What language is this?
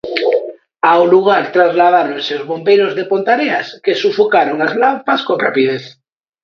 Galician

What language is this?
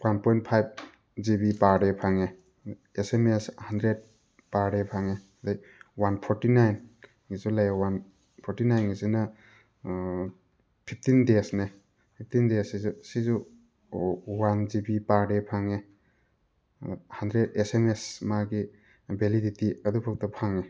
Manipuri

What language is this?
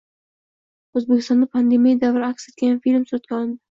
Uzbek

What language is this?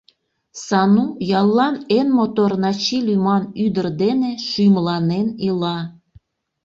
Mari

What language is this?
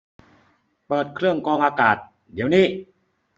Thai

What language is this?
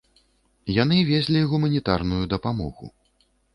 Belarusian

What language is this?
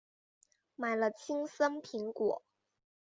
Chinese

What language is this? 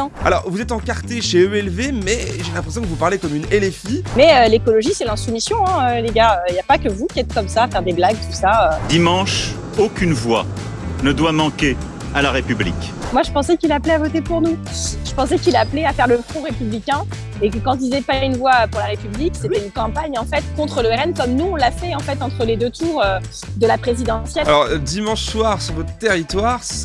French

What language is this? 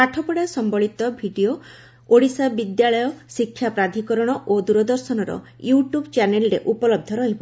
Odia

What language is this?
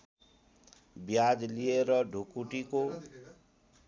Nepali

